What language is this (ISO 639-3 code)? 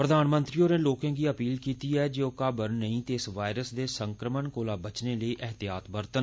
doi